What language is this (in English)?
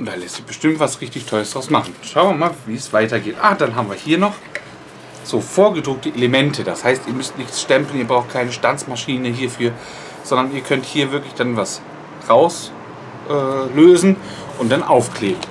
German